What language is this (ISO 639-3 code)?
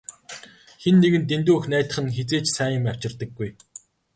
mon